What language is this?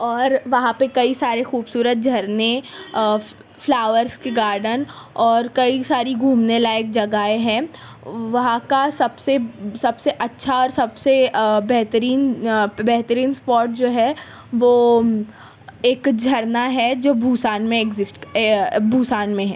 Urdu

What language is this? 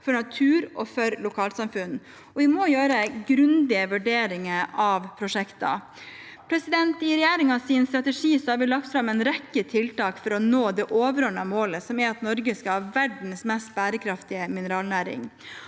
Norwegian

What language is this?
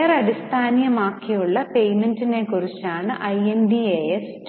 Malayalam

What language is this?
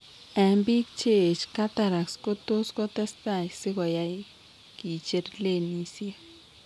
Kalenjin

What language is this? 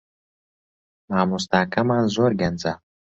Central Kurdish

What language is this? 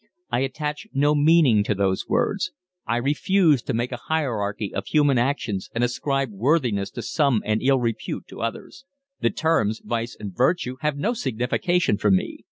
English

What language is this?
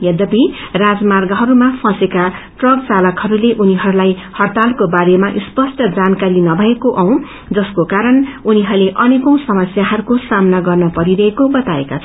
Nepali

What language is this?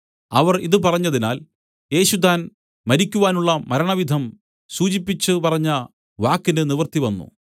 Malayalam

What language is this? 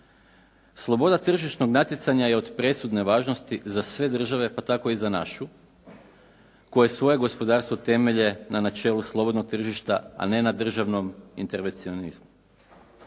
Croatian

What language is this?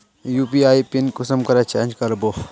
Magahi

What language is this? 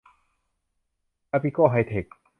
Thai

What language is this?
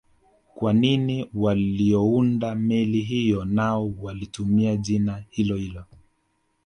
Swahili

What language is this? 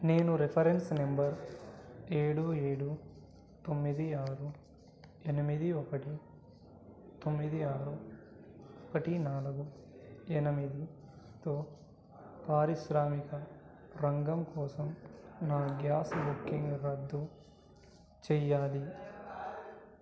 Telugu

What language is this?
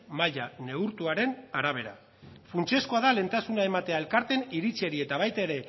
Basque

